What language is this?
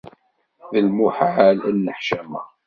Kabyle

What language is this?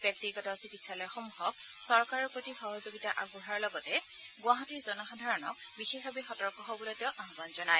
Assamese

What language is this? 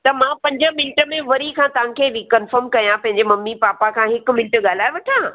Sindhi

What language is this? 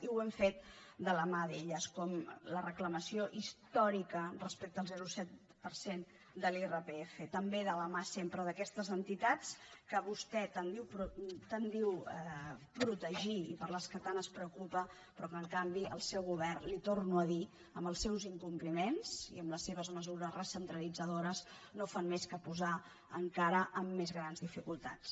Catalan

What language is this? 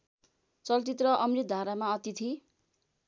Nepali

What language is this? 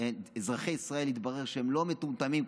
Hebrew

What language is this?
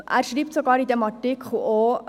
Swiss German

